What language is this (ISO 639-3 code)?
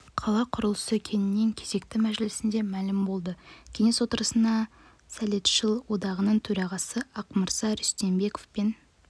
kaz